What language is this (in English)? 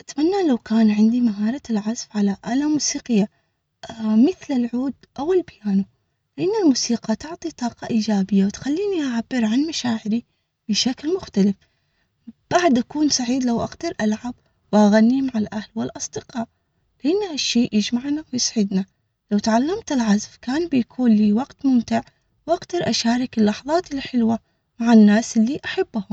Omani Arabic